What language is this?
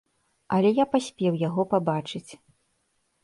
Belarusian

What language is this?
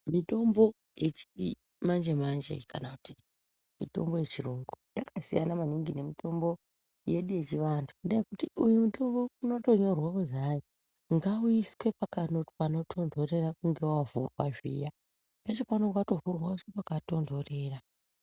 Ndau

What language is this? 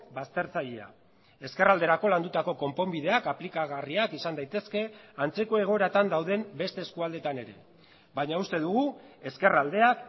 Basque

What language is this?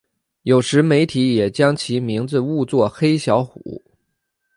Chinese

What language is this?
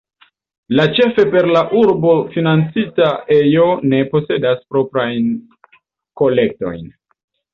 Esperanto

